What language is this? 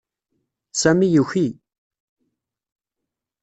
Kabyle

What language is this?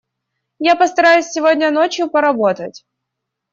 Russian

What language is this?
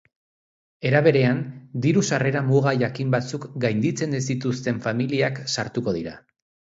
Basque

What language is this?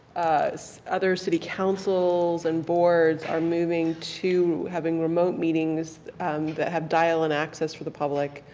English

